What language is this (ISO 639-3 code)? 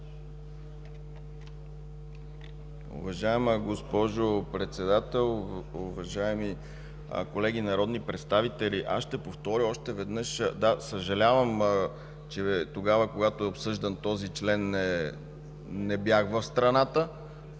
bul